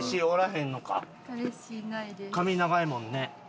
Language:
Japanese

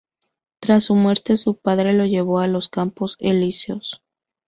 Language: Spanish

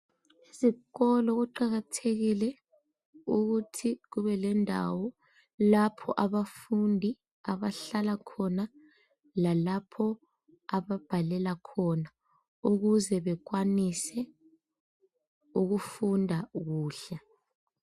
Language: North Ndebele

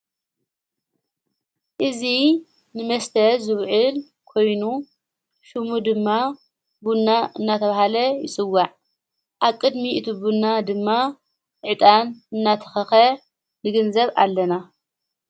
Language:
Tigrinya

